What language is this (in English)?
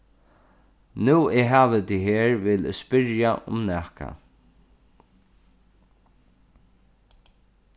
Faroese